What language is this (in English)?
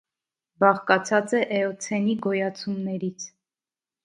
Armenian